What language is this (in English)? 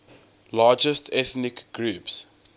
English